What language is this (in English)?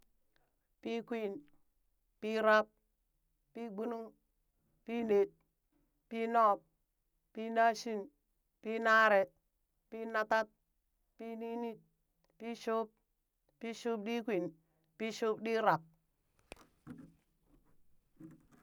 Burak